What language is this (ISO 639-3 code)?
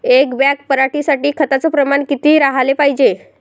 mar